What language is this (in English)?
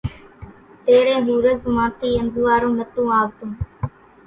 Kachi Koli